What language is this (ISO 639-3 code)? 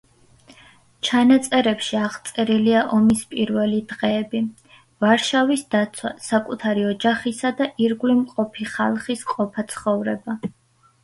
kat